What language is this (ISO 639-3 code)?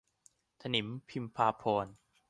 tha